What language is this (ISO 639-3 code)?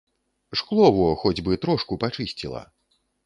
bel